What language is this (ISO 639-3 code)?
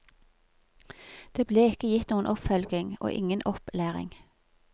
nor